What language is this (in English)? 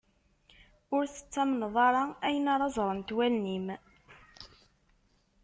Kabyle